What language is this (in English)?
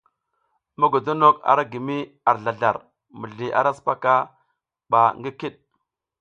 South Giziga